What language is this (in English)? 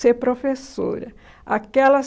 Portuguese